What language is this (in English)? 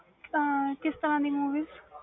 Punjabi